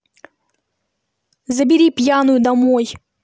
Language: Russian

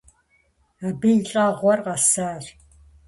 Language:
Kabardian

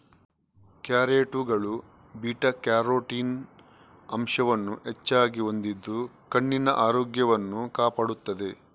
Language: Kannada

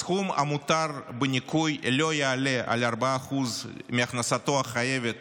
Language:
Hebrew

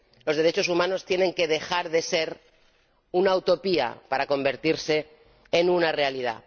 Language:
Spanish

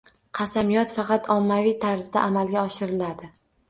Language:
Uzbek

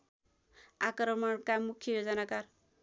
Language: Nepali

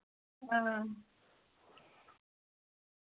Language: Dogri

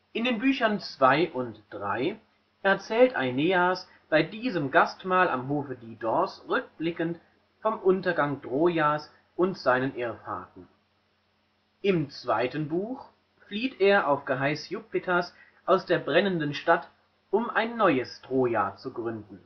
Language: German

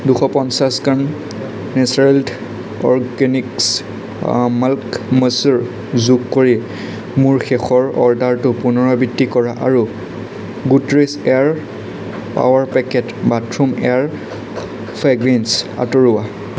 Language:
Assamese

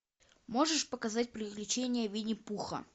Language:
Russian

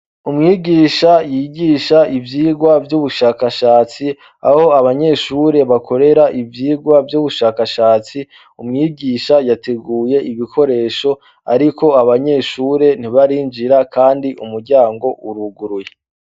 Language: Rundi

